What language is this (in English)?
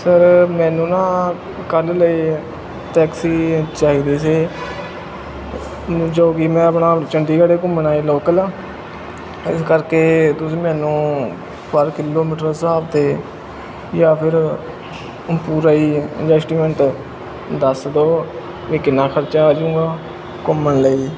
Punjabi